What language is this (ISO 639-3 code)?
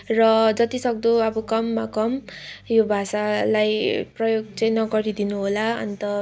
nep